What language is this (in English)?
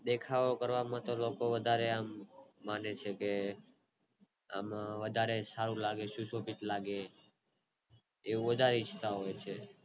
Gujarati